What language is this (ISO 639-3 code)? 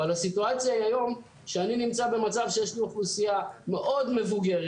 heb